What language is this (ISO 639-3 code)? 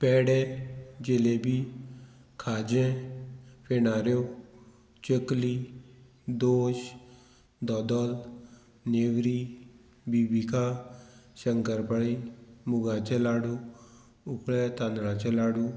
kok